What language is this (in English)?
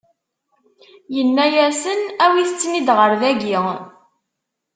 Kabyle